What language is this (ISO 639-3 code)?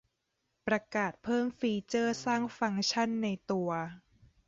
tha